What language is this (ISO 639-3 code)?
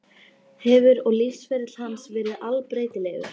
isl